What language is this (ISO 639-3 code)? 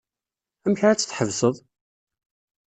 kab